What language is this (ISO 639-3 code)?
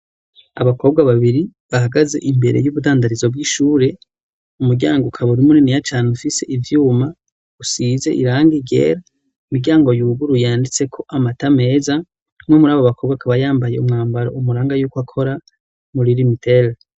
run